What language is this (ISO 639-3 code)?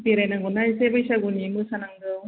brx